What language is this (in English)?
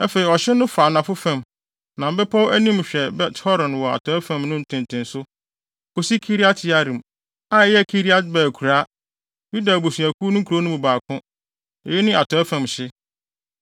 Akan